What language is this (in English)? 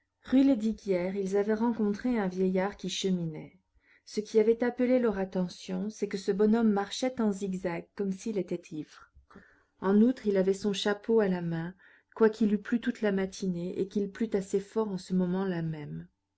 French